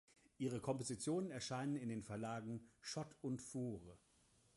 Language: German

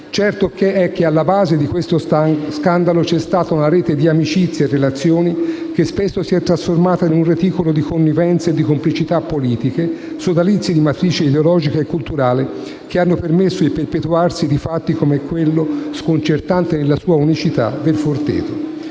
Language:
Italian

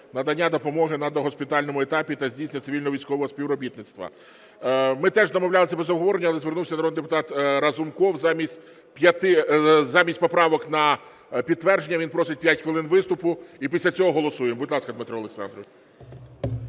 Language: Ukrainian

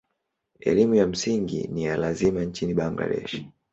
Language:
Swahili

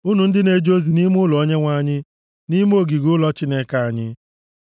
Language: Igbo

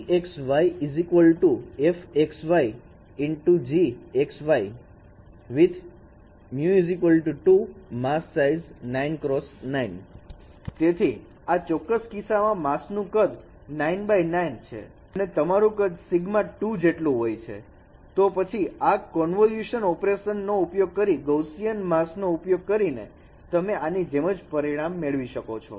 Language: Gujarati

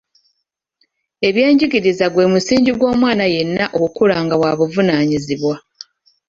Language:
Ganda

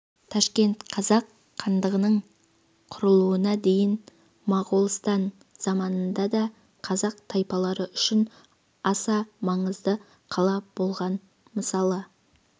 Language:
Kazakh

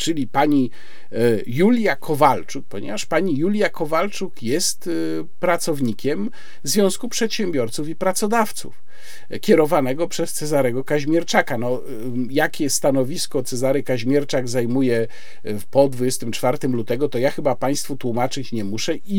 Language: Polish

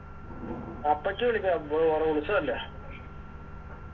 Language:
Malayalam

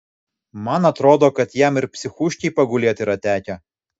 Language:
Lithuanian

